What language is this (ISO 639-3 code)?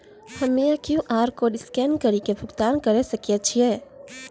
mai